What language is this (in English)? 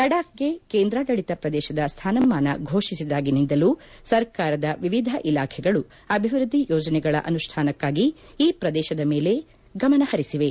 Kannada